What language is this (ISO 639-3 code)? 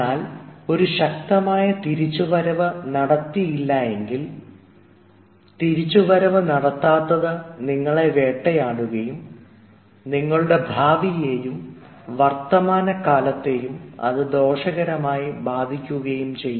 mal